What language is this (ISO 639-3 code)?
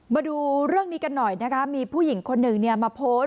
tha